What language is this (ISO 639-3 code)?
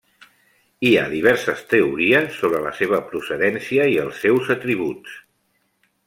cat